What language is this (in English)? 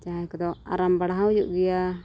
Santali